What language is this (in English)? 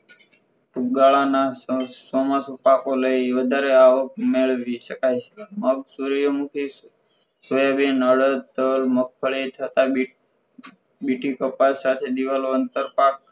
Gujarati